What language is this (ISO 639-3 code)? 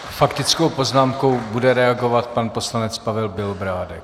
ces